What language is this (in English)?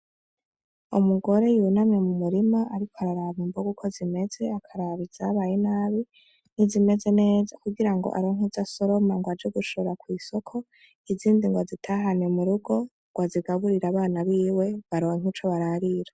Rundi